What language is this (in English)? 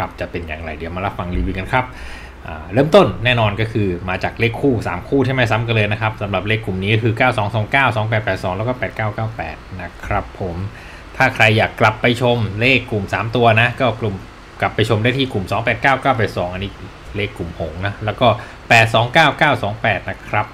Thai